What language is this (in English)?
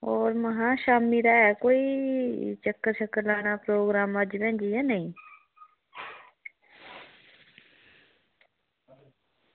Dogri